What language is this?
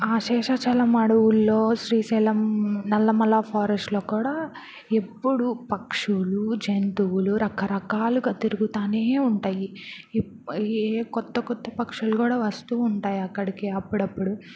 Telugu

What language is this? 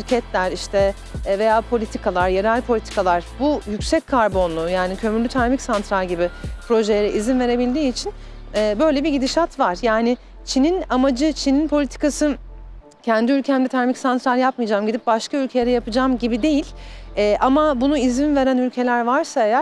Turkish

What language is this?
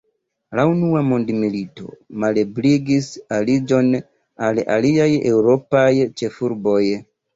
Esperanto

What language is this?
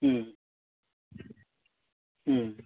Tamil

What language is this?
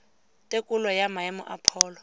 Tswana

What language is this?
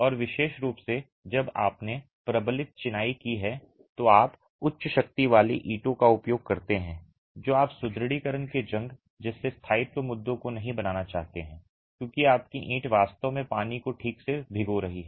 Hindi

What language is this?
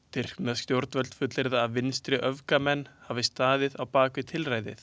Icelandic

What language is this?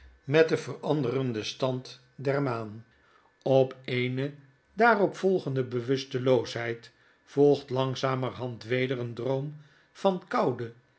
Dutch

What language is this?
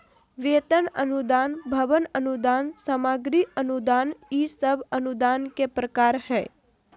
Magahi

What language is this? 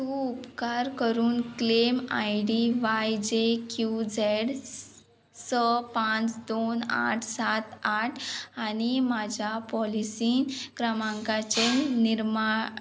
Konkani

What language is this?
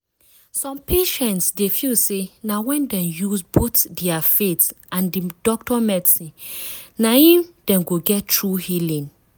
Nigerian Pidgin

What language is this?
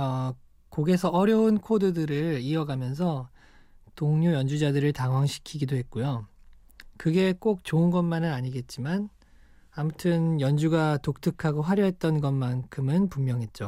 Korean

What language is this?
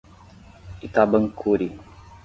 Portuguese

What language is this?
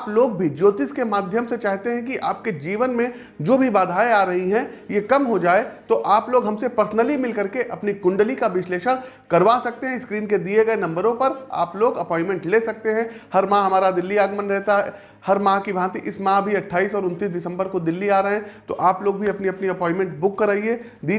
Hindi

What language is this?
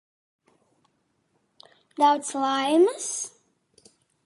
Latvian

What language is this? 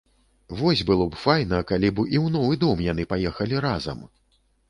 Belarusian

